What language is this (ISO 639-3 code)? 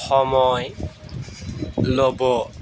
asm